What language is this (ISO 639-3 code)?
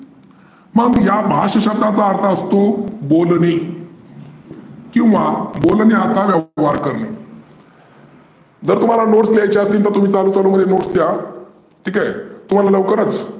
mar